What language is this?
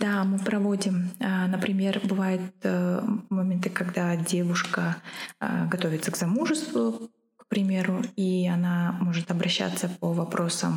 Russian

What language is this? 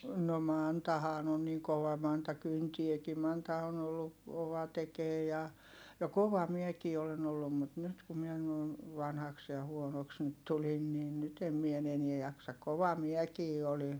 Finnish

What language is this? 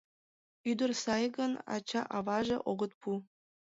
Mari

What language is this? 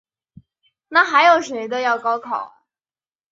Chinese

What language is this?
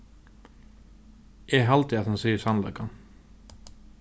Faroese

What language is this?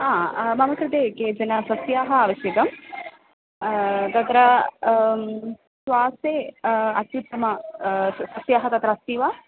Sanskrit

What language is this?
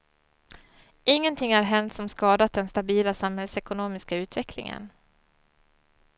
Swedish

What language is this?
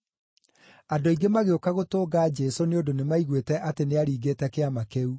Kikuyu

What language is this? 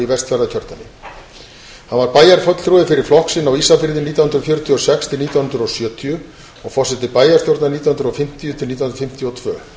Icelandic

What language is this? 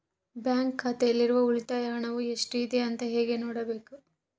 Kannada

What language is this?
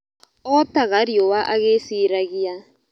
Kikuyu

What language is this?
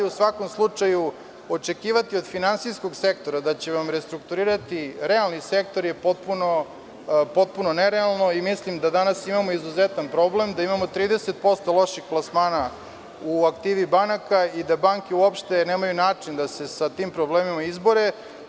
Serbian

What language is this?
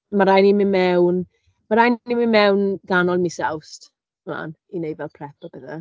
Welsh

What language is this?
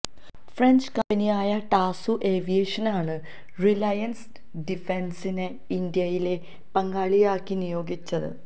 Malayalam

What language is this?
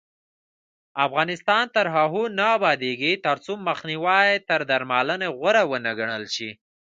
Pashto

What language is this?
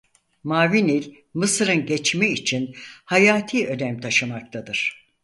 Turkish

